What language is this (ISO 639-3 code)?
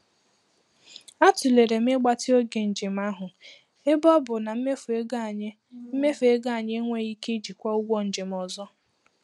ibo